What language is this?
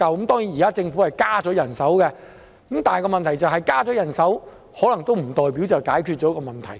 Cantonese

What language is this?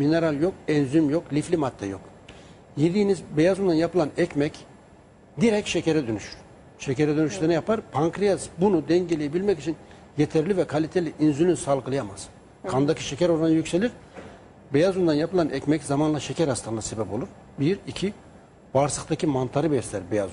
Turkish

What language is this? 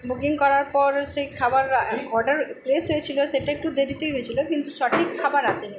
Bangla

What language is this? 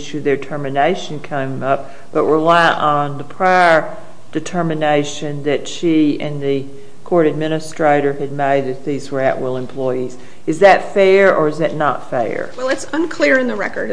English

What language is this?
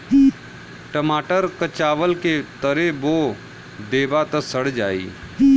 Bhojpuri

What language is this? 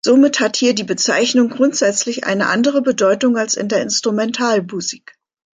German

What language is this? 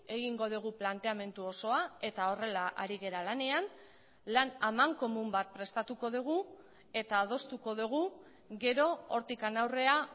Basque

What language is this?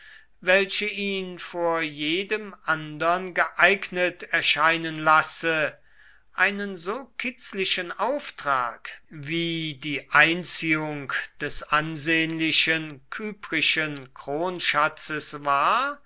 German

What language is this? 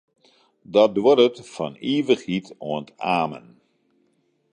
Western Frisian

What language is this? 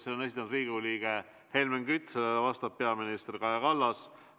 Estonian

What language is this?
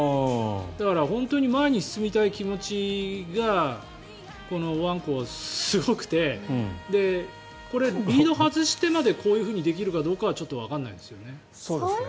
Japanese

